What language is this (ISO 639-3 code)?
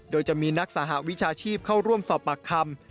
tha